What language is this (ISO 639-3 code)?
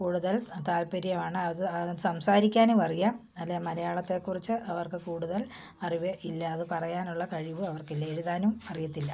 mal